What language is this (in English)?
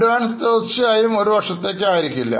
Malayalam